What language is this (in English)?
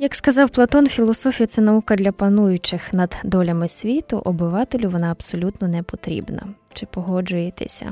Ukrainian